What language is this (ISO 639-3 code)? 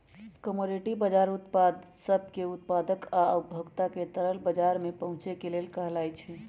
mag